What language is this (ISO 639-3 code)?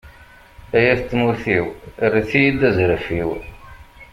kab